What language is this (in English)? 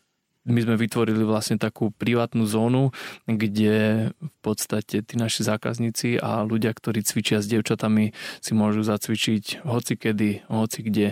Slovak